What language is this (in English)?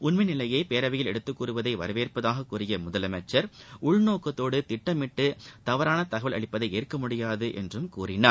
Tamil